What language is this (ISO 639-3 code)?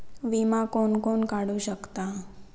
mar